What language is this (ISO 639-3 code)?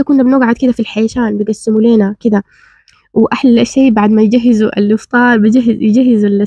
ara